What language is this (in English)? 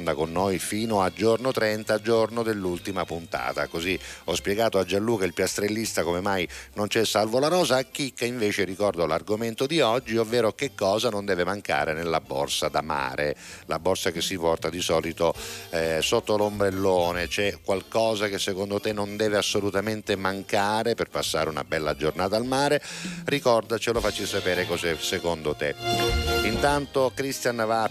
Italian